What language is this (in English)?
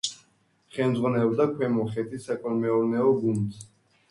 Georgian